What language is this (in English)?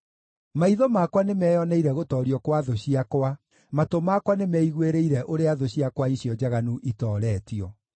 Kikuyu